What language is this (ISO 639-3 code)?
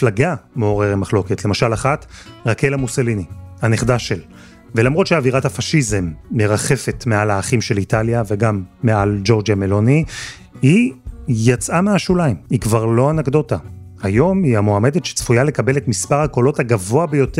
heb